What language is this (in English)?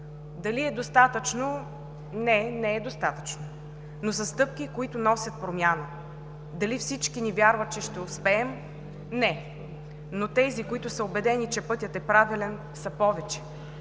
Bulgarian